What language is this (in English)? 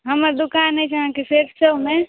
Maithili